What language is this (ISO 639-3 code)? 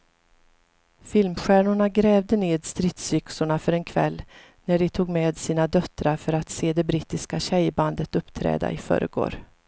swe